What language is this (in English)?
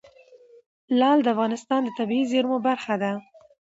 Pashto